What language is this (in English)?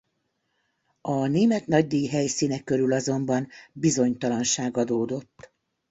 Hungarian